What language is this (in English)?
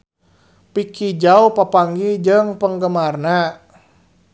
Sundanese